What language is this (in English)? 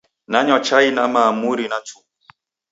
Taita